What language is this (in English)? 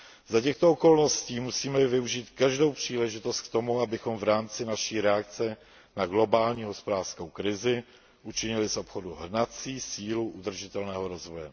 Czech